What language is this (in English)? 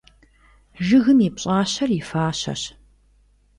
Kabardian